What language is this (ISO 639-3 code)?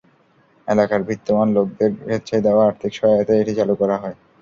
ben